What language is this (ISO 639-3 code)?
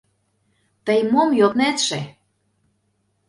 chm